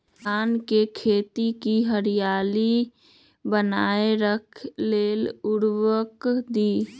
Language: Magahi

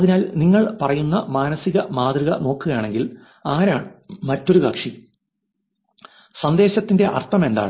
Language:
Malayalam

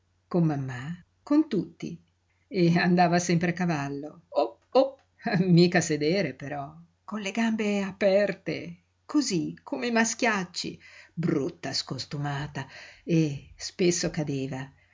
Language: Italian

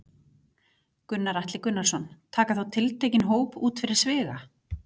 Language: Icelandic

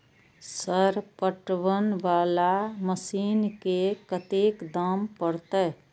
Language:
Maithili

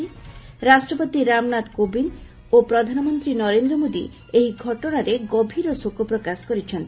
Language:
Odia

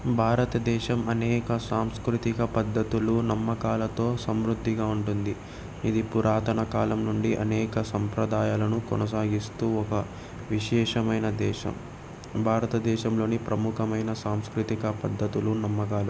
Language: Telugu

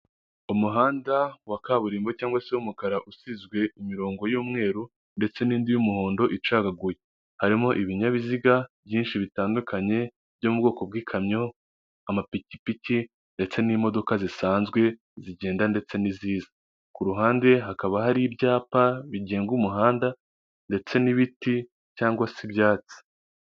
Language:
Kinyarwanda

